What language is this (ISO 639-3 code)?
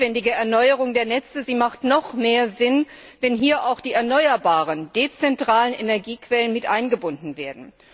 deu